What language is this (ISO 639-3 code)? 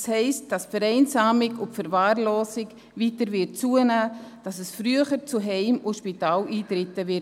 gsw